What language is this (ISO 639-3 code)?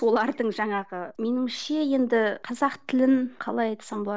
kaz